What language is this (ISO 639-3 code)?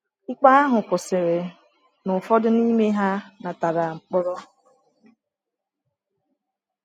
ibo